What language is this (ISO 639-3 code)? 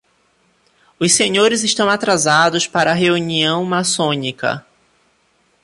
por